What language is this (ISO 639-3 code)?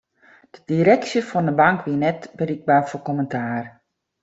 fry